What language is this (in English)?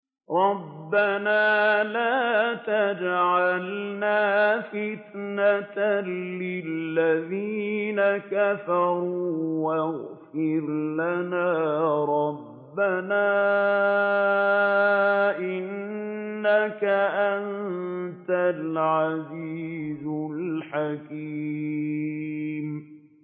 Arabic